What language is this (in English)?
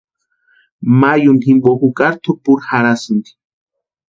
Western Highland Purepecha